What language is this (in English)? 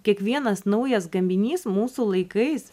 Lithuanian